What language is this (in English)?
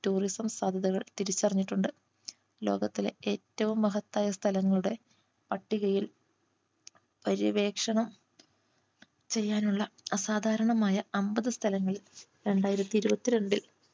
Malayalam